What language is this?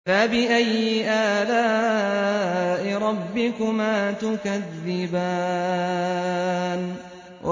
Arabic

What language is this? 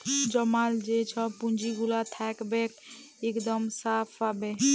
Bangla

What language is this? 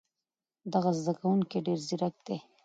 Pashto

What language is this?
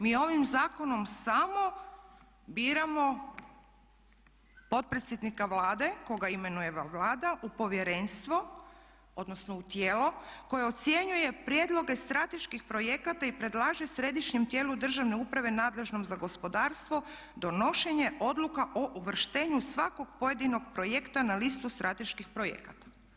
Croatian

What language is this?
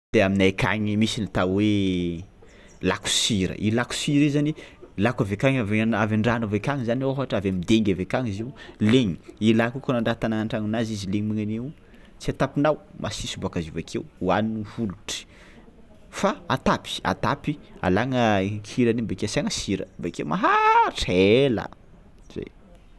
Tsimihety Malagasy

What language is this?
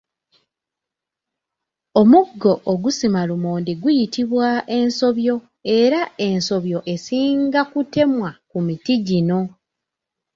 Ganda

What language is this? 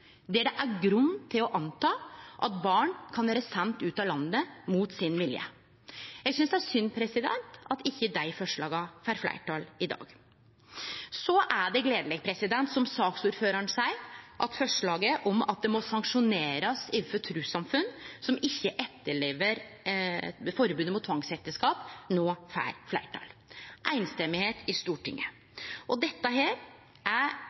Norwegian Nynorsk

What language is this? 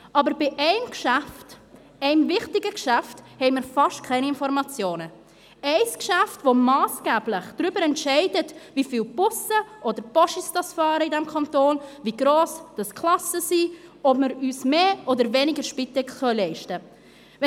Swiss German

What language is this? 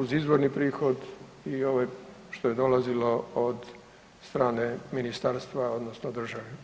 Croatian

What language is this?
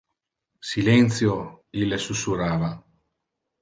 Interlingua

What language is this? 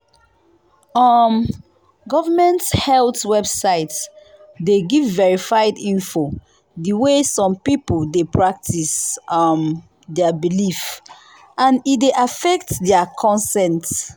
Nigerian Pidgin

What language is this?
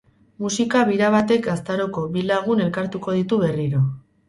Basque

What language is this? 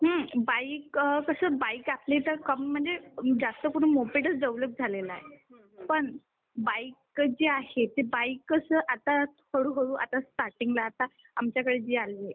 Marathi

